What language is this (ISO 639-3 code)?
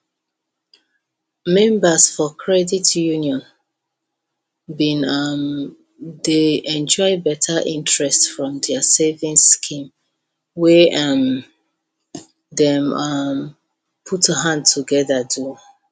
pcm